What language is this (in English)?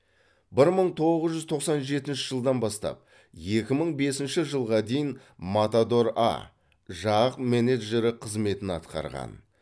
Kazakh